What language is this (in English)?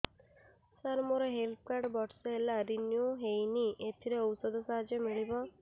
Odia